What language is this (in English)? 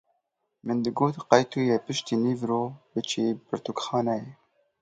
Kurdish